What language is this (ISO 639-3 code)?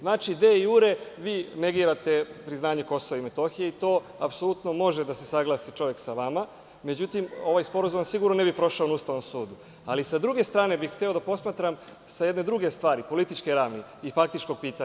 srp